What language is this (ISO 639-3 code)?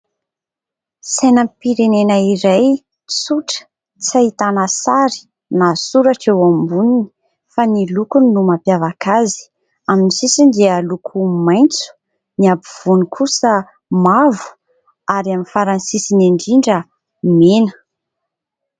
mlg